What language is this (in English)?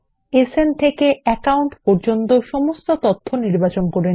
Bangla